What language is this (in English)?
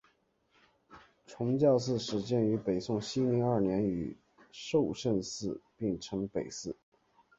Chinese